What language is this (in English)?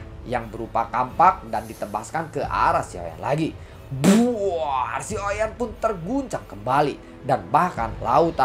Indonesian